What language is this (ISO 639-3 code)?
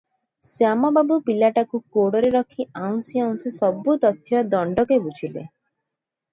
ori